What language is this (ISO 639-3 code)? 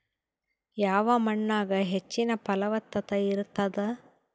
kan